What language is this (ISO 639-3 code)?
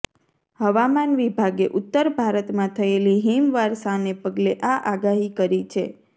guj